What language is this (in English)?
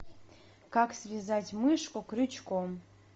Russian